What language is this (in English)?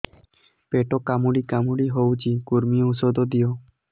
Odia